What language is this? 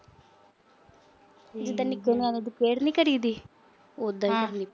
Punjabi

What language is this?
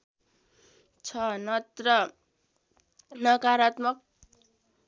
Nepali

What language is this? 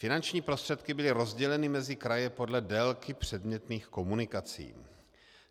Czech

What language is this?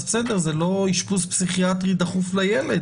Hebrew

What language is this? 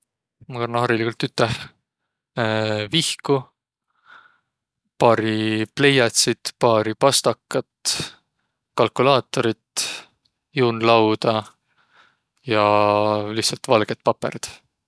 Võro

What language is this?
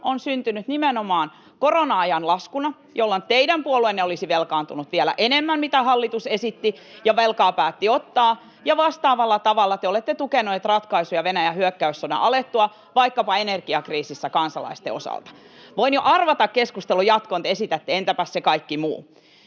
Finnish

